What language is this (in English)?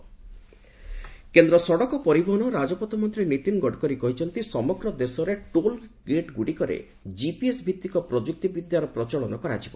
Odia